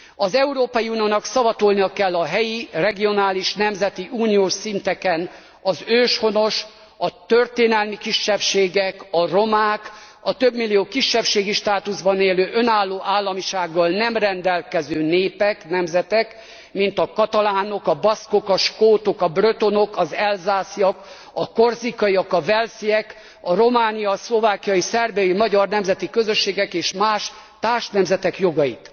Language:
Hungarian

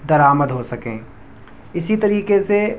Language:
Urdu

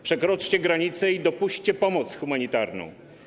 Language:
Polish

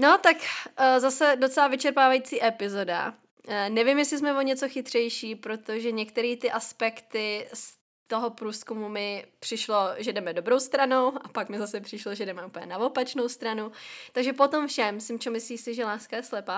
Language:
Czech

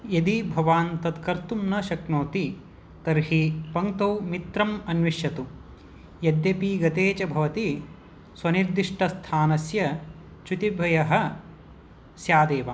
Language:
Sanskrit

